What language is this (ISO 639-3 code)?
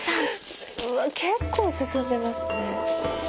jpn